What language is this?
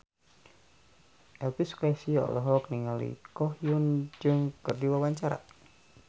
Sundanese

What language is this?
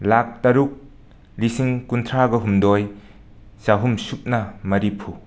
Manipuri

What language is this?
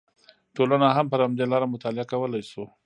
Pashto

